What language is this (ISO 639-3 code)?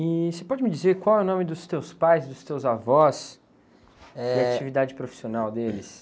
por